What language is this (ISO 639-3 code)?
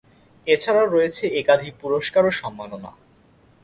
ben